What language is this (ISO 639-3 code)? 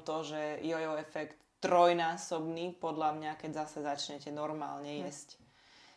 slk